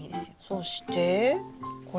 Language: Japanese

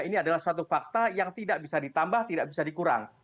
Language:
Indonesian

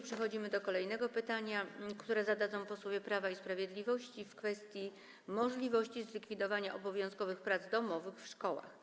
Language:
Polish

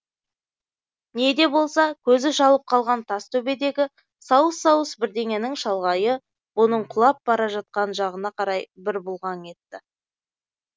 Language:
Kazakh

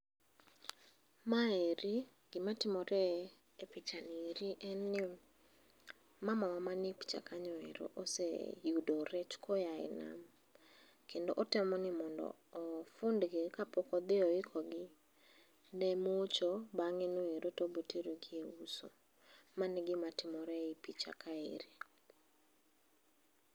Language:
Luo (Kenya and Tanzania)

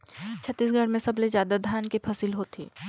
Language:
Chhattisgarhi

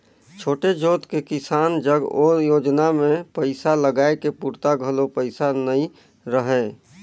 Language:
Chhattisgarhi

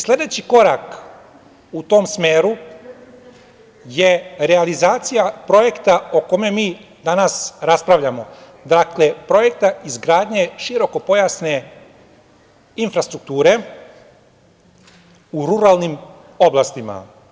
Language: Serbian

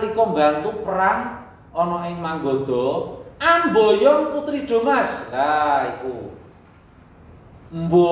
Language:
Indonesian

